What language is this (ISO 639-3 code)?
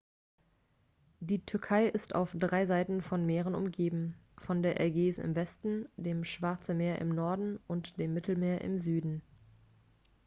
deu